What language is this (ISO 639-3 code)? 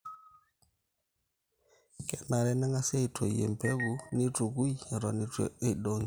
mas